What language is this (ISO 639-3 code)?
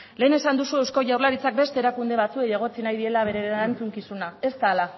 eus